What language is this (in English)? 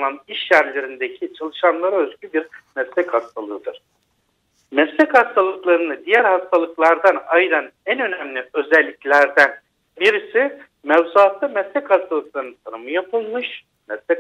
Turkish